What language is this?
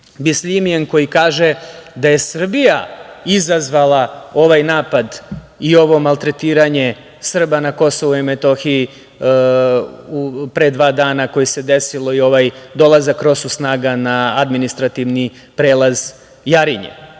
Serbian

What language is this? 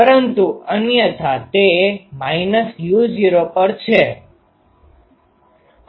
Gujarati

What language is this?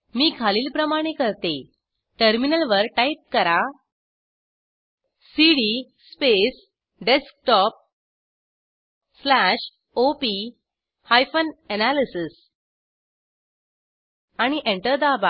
Marathi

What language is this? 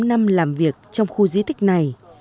Vietnamese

